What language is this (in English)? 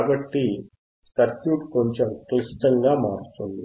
Telugu